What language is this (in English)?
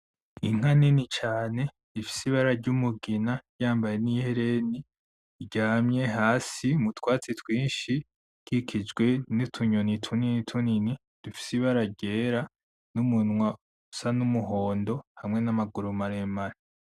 Rundi